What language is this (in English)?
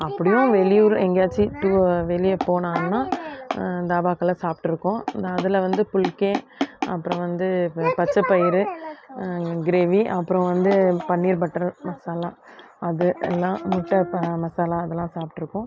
Tamil